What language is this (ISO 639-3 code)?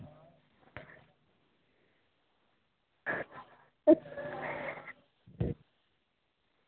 doi